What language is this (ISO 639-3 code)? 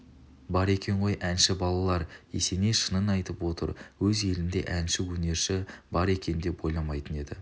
kaz